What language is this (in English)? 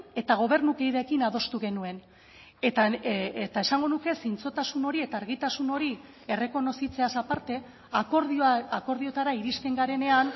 Basque